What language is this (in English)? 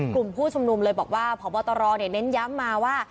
Thai